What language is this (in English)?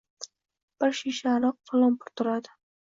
Uzbek